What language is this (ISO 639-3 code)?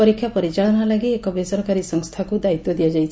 ori